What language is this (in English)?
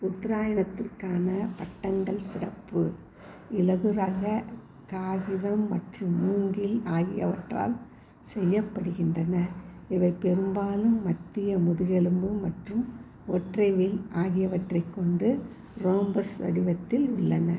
Tamil